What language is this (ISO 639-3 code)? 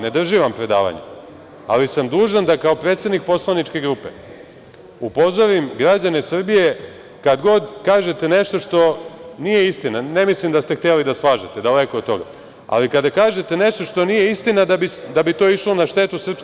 srp